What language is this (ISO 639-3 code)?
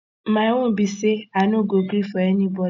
pcm